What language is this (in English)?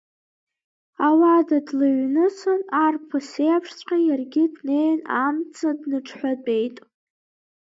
Abkhazian